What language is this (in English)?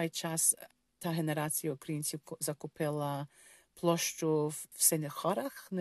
Ukrainian